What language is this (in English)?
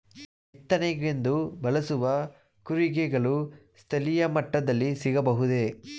Kannada